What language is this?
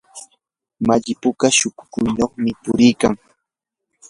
Yanahuanca Pasco Quechua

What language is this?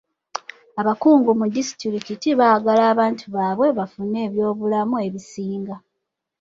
Ganda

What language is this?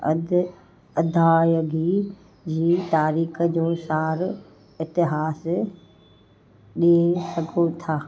Sindhi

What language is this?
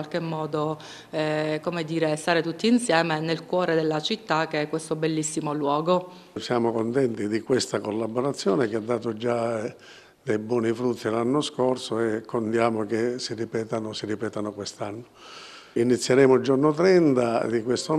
Italian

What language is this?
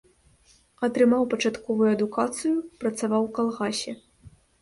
Belarusian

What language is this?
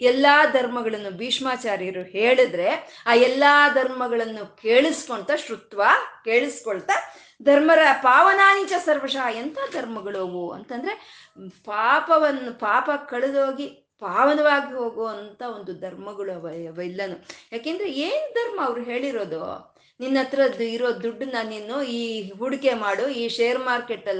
Kannada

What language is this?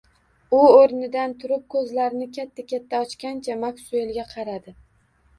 Uzbek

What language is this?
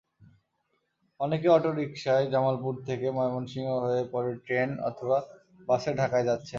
Bangla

